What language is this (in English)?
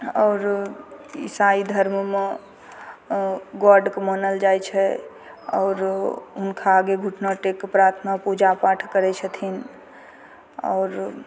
Maithili